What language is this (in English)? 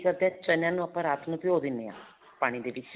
Punjabi